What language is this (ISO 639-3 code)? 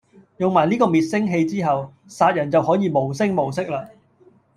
yue